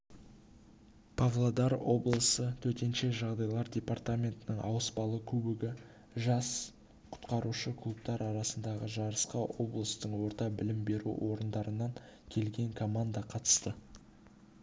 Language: Kazakh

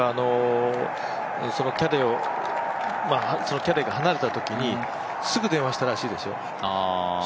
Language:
Japanese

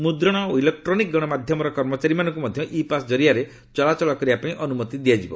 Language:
Odia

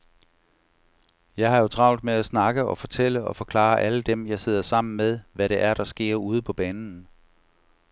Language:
Danish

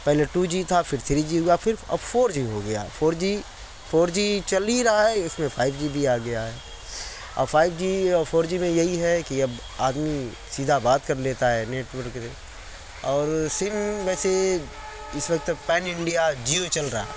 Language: Urdu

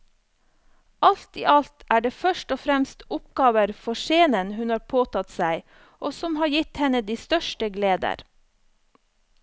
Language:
Norwegian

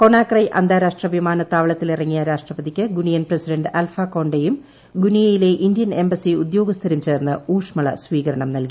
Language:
Malayalam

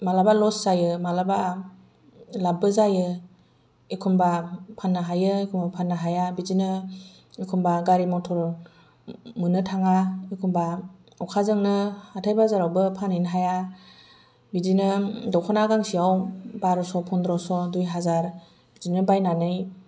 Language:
Bodo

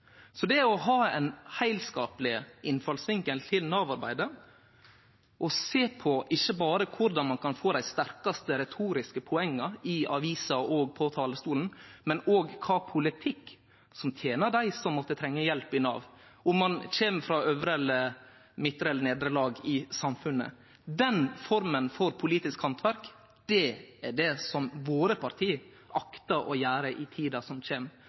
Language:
Norwegian Nynorsk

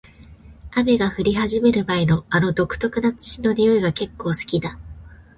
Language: Japanese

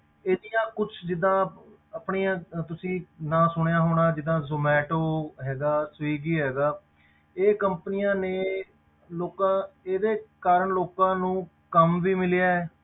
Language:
Punjabi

